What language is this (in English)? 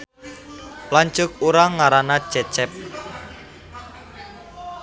Sundanese